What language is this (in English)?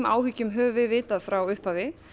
Icelandic